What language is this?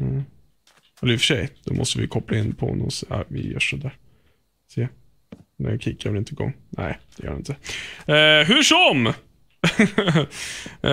Swedish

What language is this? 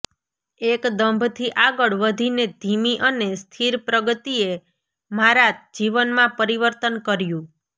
Gujarati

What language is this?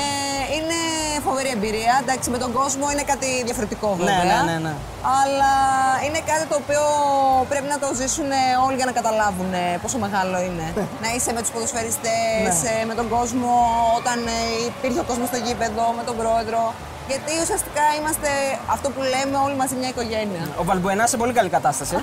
Greek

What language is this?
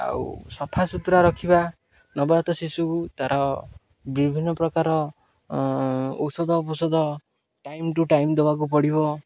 Odia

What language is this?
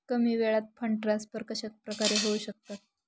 Marathi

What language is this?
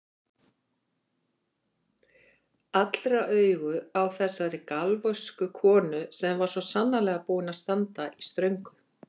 Icelandic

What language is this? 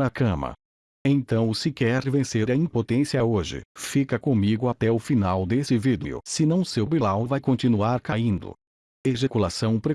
Portuguese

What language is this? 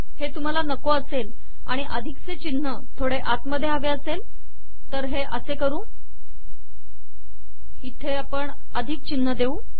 Marathi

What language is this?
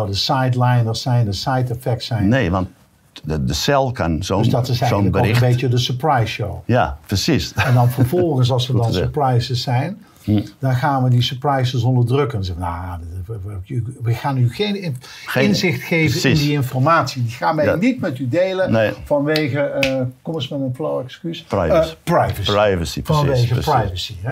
Dutch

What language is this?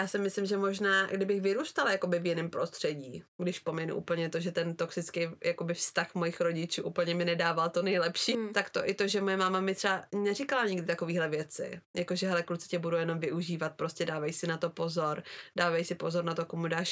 Czech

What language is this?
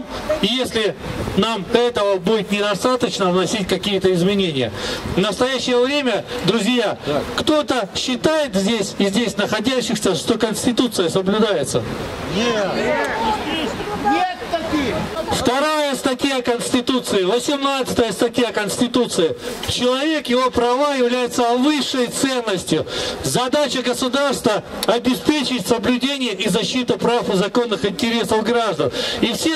Russian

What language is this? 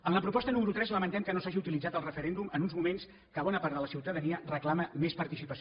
Catalan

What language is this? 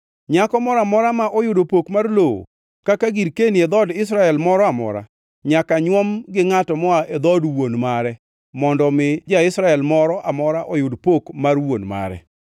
Luo (Kenya and Tanzania)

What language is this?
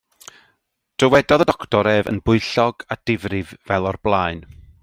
Welsh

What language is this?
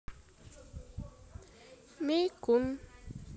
Russian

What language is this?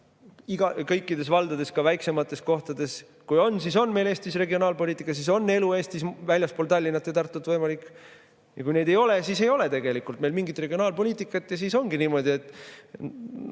Estonian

